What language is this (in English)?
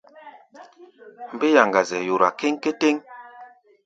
Gbaya